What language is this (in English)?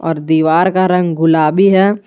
Hindi